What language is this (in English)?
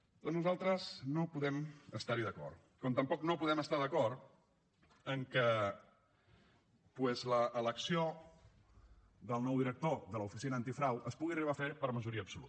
Catalan